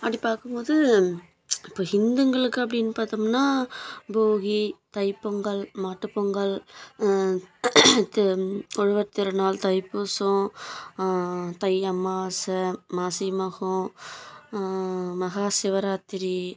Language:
Tamil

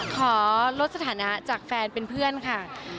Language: Thai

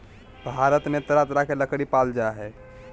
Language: Magahi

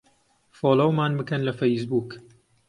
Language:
Central Kurdish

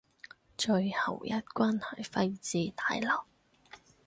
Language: Cantonese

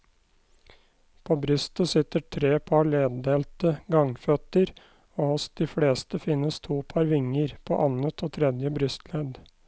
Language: Norwegian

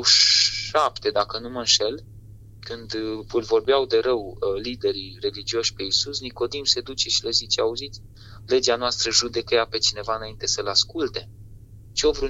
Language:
Romanian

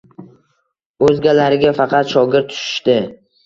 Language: Uzbek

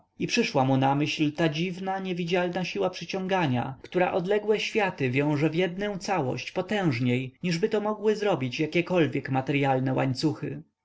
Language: Polish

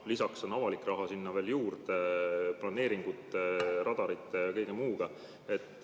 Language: Estonian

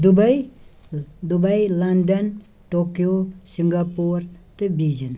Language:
Kashmiri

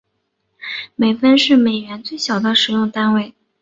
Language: Chinese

